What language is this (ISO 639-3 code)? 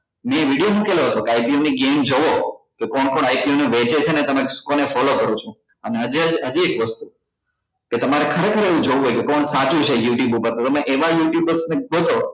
guj